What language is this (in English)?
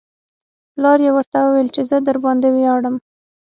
Pashto